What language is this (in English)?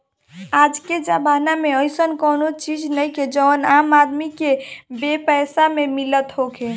Bhojpuri